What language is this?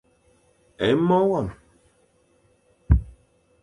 Fang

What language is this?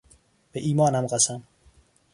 Persian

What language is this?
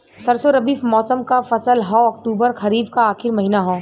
Bhojpuri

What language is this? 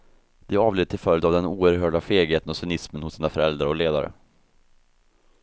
Swedish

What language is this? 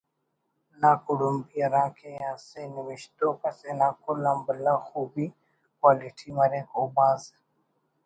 Brahui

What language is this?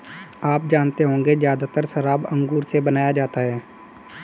Hindi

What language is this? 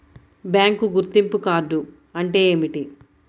Telugu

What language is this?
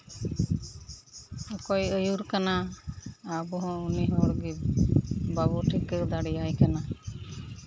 Santali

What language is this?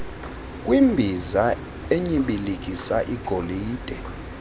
Xhosa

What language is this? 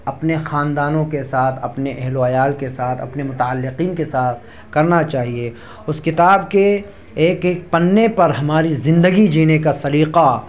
Urdu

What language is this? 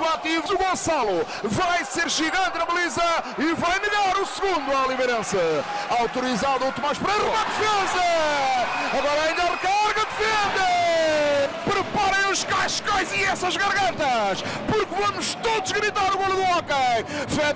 Portuguese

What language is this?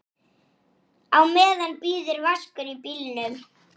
Icelandic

